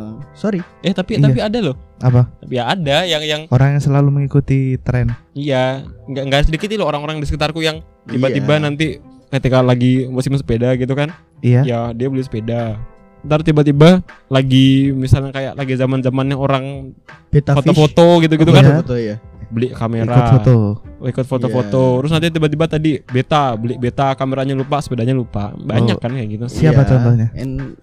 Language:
Indonesian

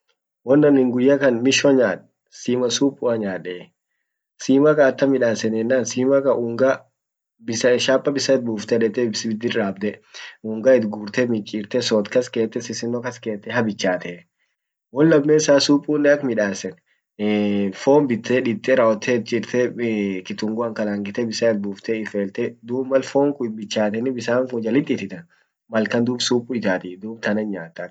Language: Orma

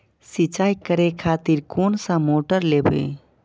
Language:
Maithili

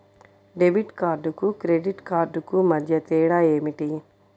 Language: Telugu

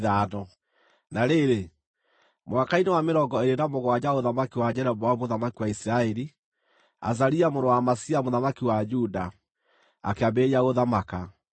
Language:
Kikuyu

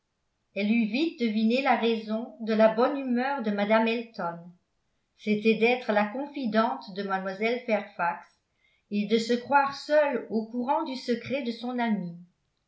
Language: French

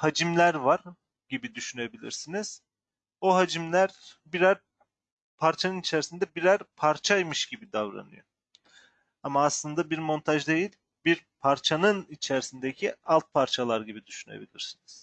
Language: Turkish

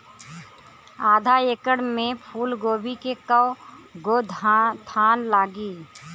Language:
Bhojpuri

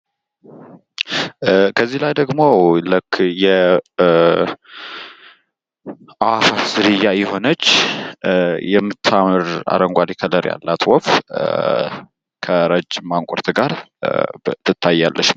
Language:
Amharic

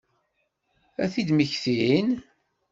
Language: Kabyle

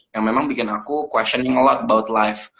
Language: Indonesian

